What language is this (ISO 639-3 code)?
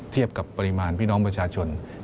tha